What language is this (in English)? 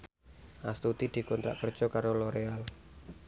Javanese